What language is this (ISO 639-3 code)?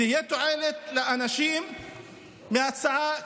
heb